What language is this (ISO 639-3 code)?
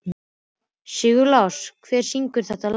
isl